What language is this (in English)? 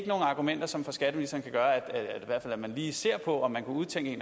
Danish